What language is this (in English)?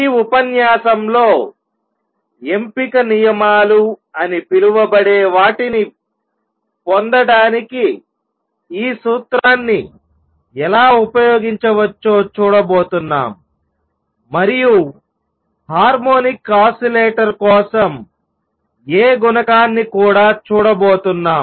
Telugu